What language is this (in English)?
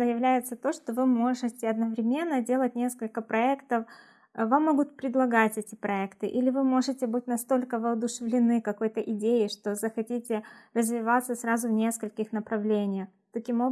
Russian